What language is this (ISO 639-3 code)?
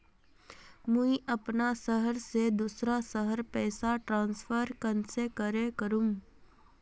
mag